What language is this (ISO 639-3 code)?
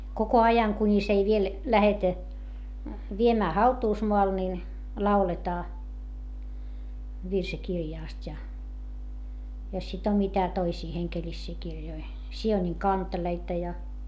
fin